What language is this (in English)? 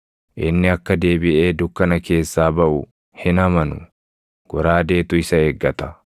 Oromo